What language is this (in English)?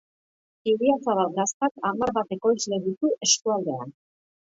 Basque